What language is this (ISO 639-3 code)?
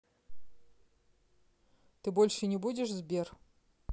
rus